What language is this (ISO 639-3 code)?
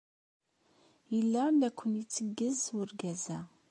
kab